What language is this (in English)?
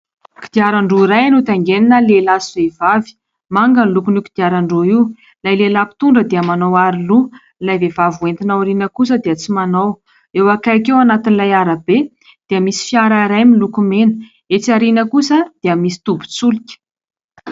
Malagasy